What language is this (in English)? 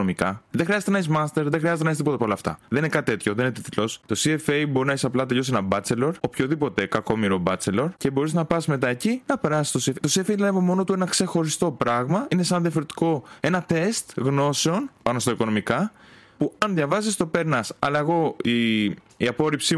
Greek